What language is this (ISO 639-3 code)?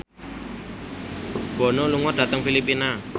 jav